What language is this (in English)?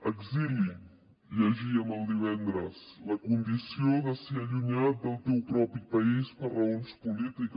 Catalan